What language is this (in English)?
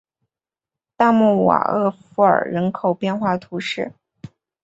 Chinese